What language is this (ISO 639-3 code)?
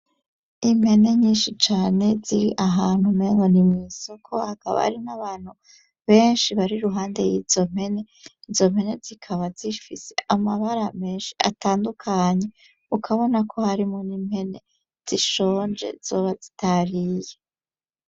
run